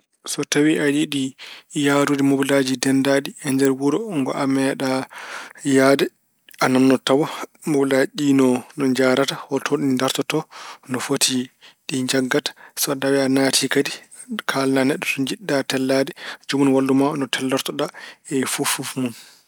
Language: Fula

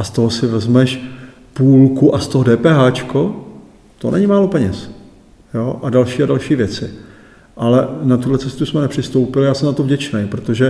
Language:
Czech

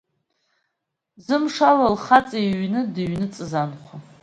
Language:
Abkhazian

